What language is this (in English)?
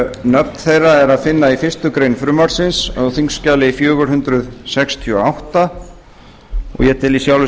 Icelandic